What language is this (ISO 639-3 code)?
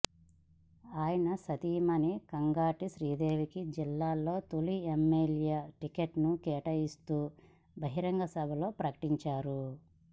tel